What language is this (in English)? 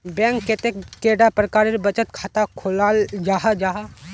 Magahi